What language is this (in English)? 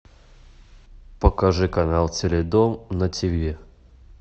Russian